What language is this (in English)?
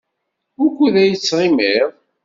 Kabyle